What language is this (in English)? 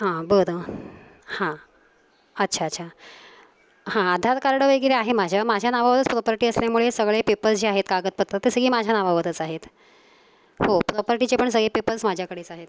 Marathi